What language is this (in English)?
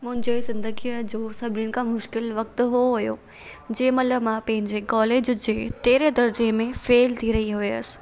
Sindhi